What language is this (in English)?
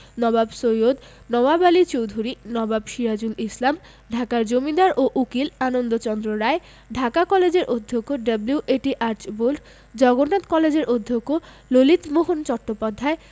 Bangla